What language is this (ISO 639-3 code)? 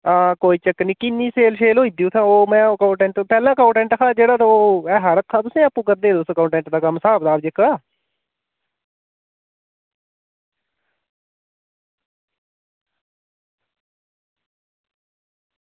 doi